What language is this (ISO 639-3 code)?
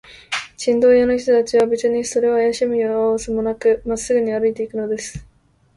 jpn